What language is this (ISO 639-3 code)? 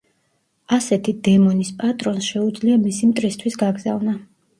kat